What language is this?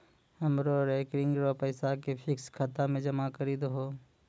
Maithili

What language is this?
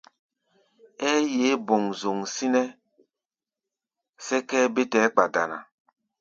Gbaya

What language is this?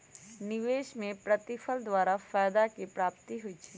Magahi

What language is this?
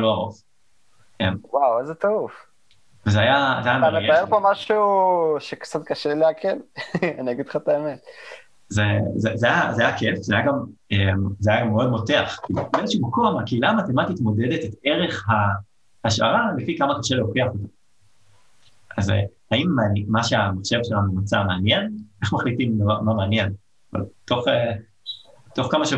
Hebrew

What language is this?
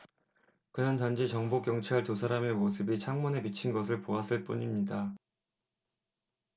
Korean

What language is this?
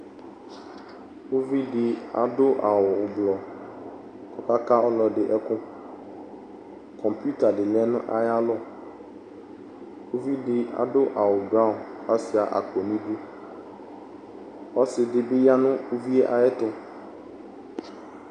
Ikposo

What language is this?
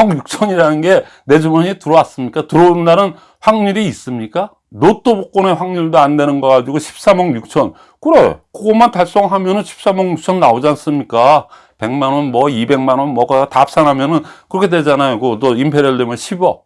Korean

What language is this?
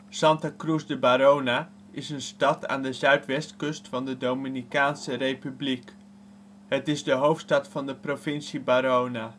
Dutch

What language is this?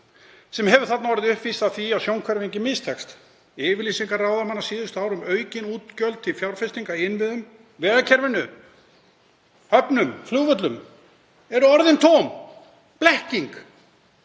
Icelandic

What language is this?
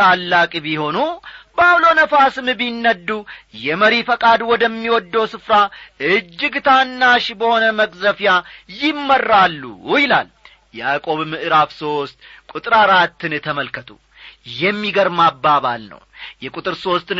Amharic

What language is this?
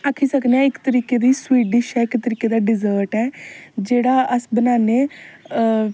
Dogri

